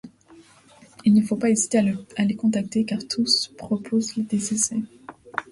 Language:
French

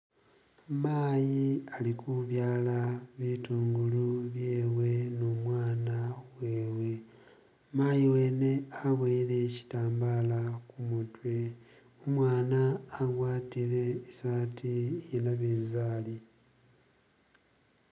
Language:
Masaaba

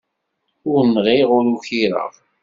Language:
Kabyle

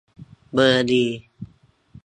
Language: Thai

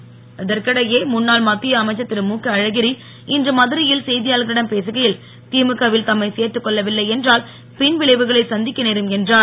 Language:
Tamil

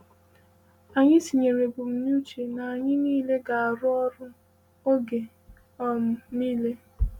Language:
Igbo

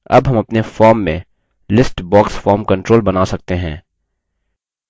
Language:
Hindi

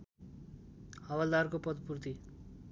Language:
Nepali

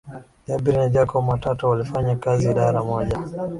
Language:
Swahili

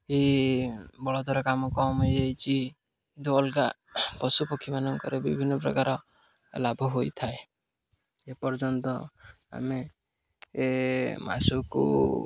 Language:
Odia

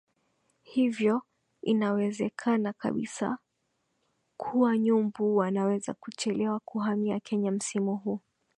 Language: Swahili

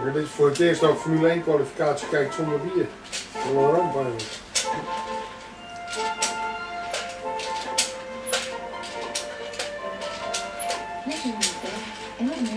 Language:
Dutch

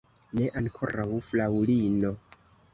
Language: Esperanto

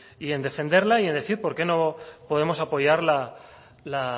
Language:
Spanish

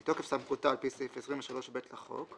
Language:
Hebrew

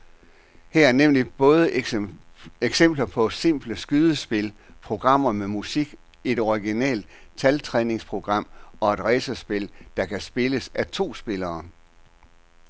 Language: Danish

